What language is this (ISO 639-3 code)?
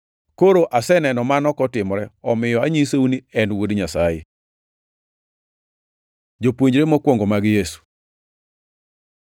luo